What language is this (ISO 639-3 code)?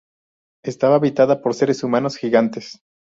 spa